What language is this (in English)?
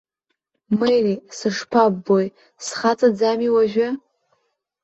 Abkhazian